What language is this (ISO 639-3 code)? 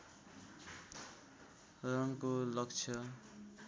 nep